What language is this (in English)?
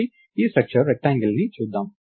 Telugu